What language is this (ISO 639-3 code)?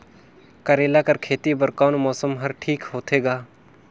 hne